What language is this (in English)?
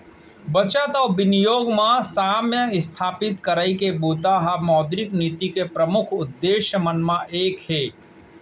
Chhattisgarhi